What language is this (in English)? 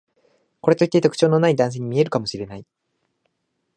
Japanese